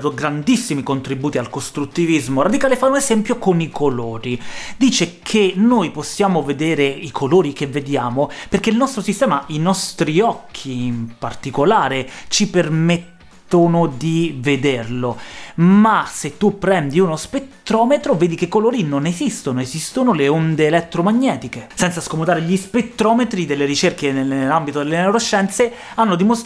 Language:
Italian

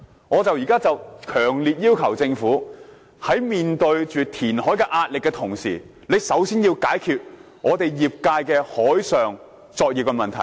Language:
Cantonese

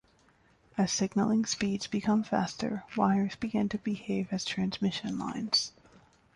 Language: English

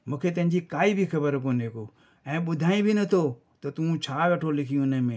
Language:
Sindhi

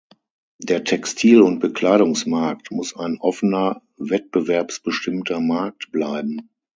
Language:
German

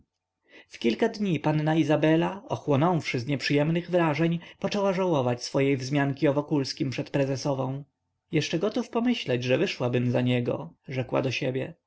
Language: Polish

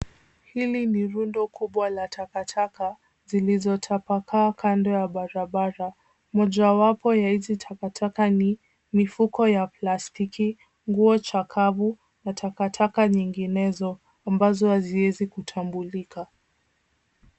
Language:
Swahili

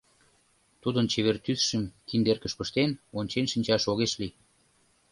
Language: Mari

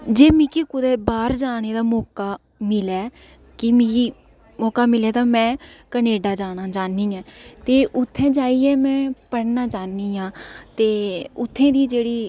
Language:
Dogri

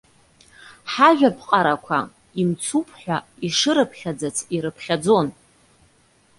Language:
Abkhazian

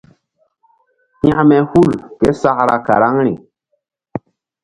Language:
Mbum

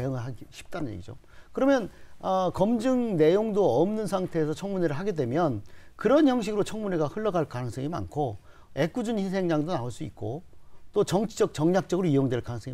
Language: Korean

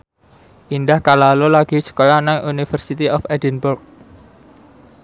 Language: Javanese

